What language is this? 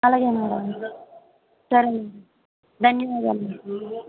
Telugu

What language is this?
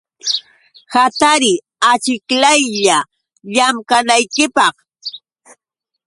Yauyos Quechua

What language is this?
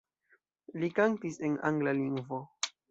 Esperanto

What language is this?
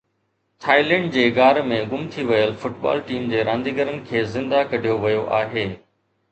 Sindhi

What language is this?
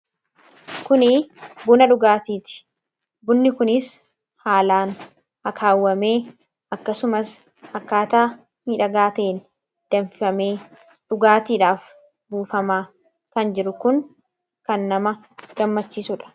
Oromo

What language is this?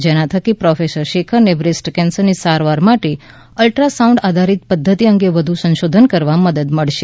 Gujarati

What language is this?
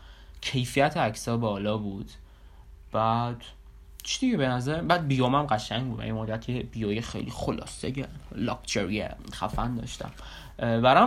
Persian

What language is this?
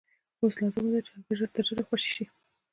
Pashto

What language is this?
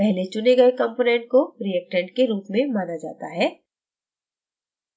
Hindi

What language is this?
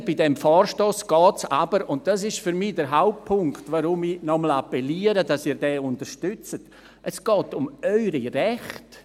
Swiss German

